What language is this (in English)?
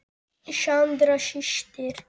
Icelandic